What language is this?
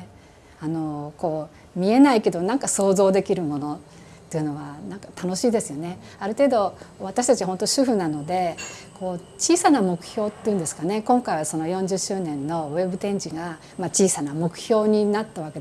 Japanese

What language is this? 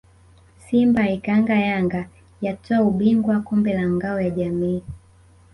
Swahili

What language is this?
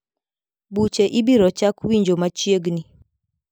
Luo (Kenya and Tanzania)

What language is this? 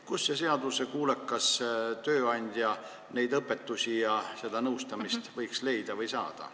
Estonian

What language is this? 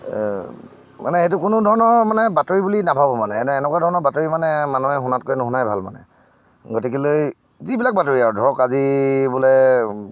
Assamese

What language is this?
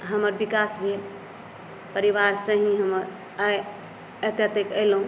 Maithili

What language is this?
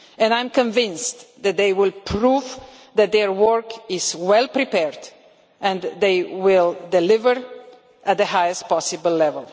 English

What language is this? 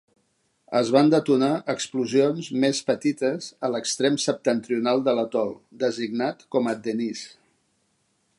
Catalan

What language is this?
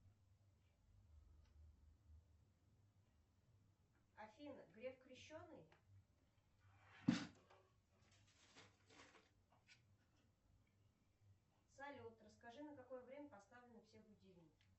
Russian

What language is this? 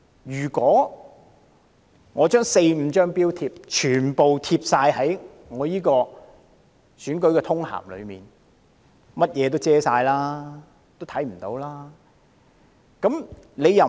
Cantonese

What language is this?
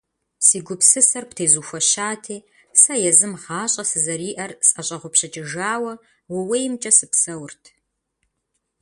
Kabardian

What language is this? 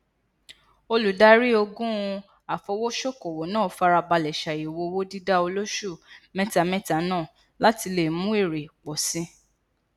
Yoruba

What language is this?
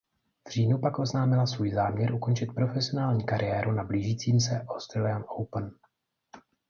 Czech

